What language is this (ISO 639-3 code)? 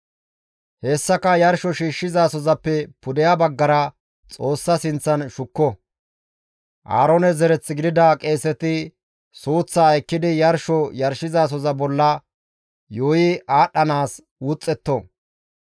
gmv